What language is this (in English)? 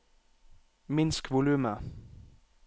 Norwegian